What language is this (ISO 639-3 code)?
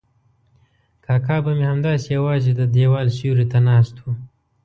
pus